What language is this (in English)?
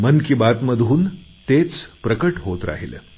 Marathi